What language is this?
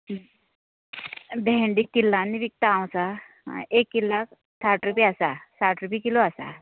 Konkani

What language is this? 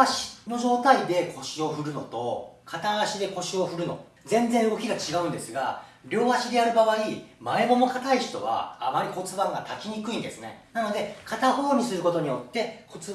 Japanese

